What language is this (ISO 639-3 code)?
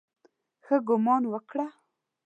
pus